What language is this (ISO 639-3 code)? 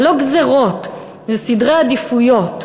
heb